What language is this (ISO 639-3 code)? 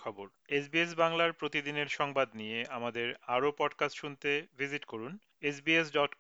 ben